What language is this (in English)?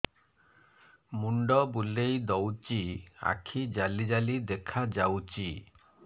Odia